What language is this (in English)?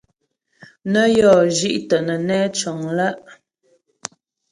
Ghomala